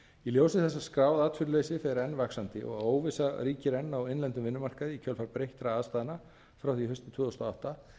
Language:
Icelandic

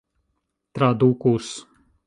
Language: Esperanto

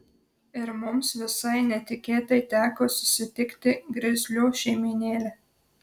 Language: Lithuanian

